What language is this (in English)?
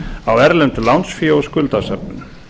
Icelandic